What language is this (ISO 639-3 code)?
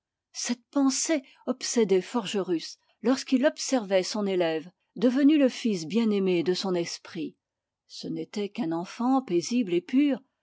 fra